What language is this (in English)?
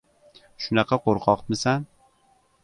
Uzbek